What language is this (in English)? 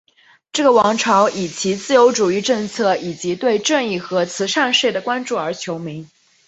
Chinese